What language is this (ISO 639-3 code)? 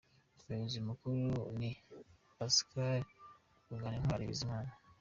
kin